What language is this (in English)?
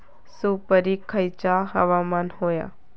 Marathi